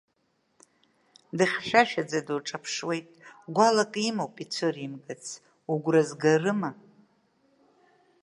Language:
Abkhazian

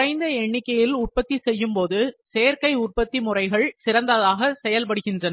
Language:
Tamil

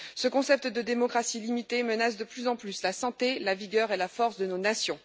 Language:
French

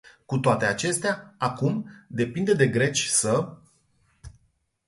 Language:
Romanian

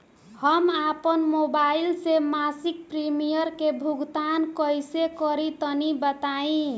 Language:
Bhojpuri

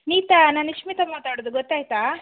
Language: Kannada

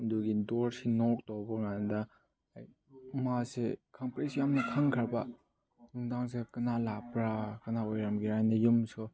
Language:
Manipuri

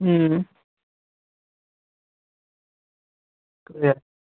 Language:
Dogri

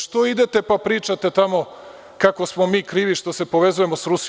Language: Serbian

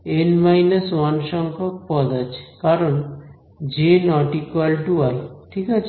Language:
Bangla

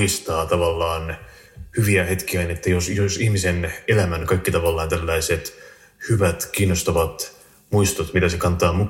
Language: Finnish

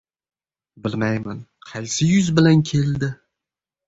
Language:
Uzbek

